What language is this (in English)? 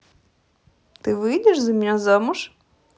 Russian